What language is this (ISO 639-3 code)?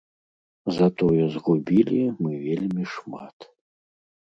bel